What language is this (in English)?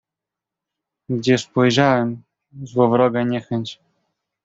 Polish